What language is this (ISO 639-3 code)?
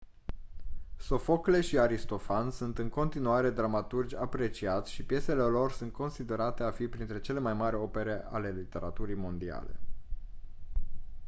ron